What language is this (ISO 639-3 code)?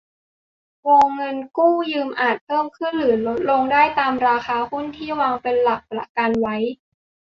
tha